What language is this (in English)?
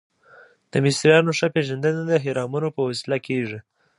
Pashto